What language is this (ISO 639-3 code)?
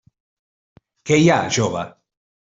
cat